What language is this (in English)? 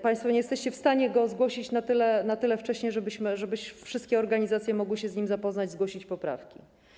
Polish